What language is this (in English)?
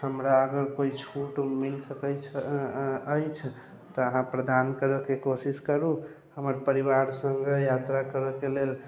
Maithili